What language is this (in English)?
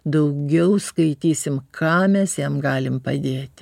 Lithuanian